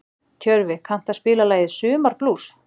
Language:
Icelandic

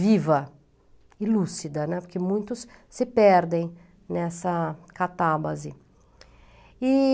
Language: Portuguese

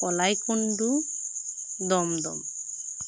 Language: Santali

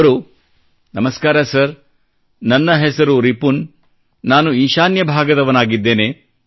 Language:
Kannada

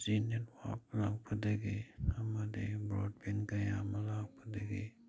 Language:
Manipuri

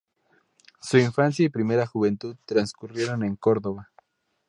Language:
Spanish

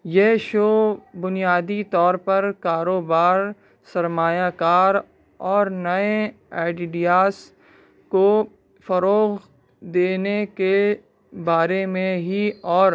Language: Urdu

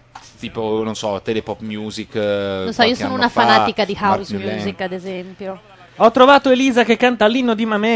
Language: Italian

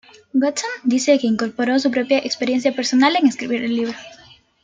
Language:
Spanish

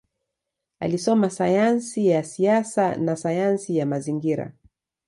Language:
Swahili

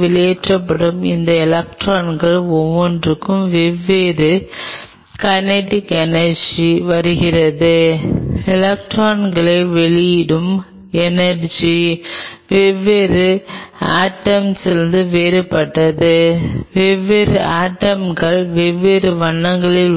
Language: Tamil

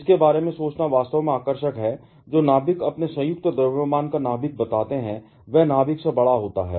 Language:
Hindi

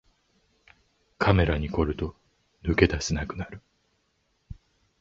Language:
Japanese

